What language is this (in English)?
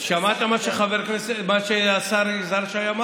Hebrew